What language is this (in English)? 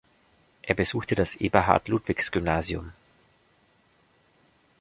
German